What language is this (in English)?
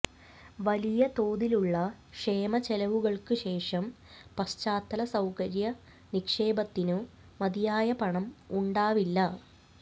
Malayalam